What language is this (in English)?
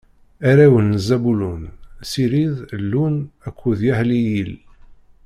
Kabyle